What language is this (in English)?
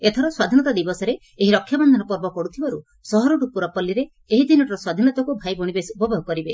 Odia